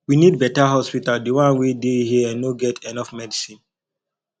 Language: Nigerian Pidgin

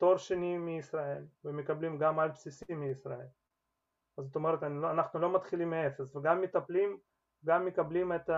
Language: Hebrew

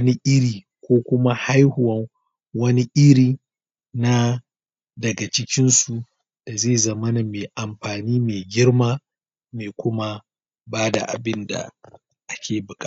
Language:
Hausa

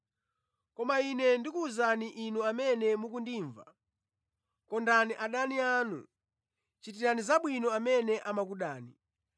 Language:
Nyanja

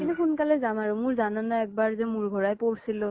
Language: Assamese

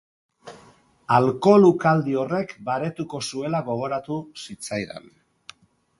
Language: Basque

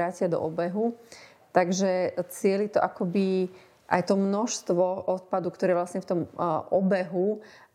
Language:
Slovak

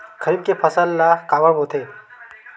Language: Chhattisgarhi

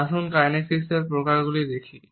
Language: Bangla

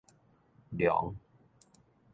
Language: Min Nan Chinese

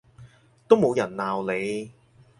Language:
Cantonese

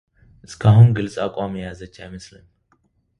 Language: Amharic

